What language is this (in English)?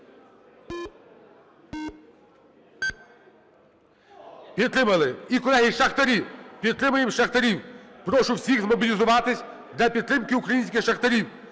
Ukrainian